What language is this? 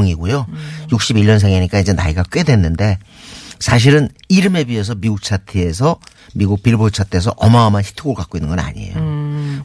Korean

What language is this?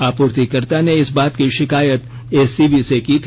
Hindi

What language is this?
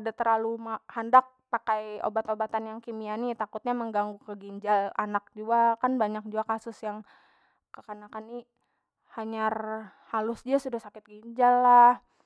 Banjar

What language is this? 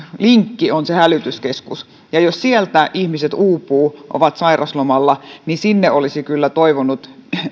Finnish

